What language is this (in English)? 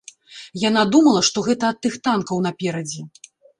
Belarusian